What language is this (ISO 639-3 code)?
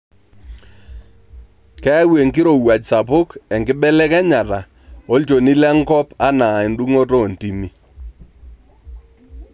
mas